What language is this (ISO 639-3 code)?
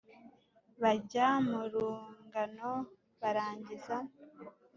kin